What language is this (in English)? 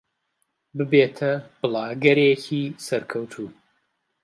Central Kurdish